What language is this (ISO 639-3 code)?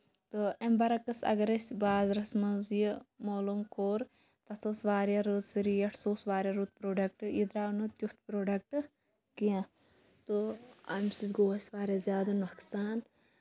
kas